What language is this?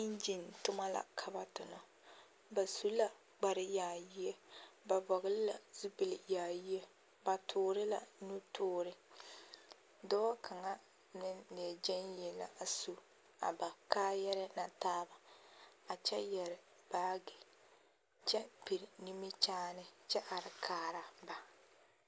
Southern Dagaare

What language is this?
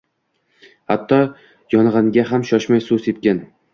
Uzbek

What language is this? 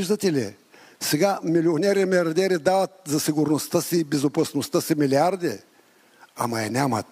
Bulgarian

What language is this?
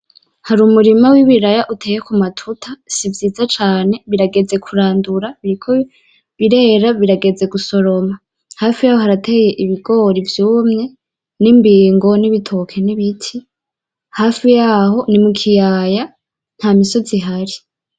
Rundi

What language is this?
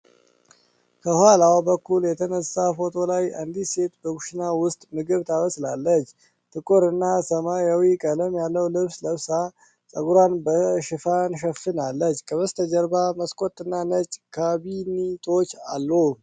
Amharic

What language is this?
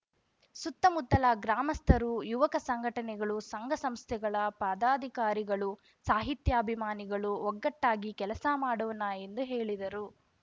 Kannada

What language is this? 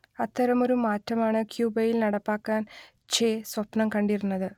Malayalam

